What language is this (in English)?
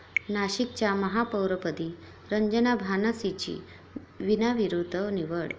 Marathi